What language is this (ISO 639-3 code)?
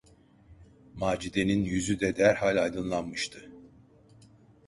tur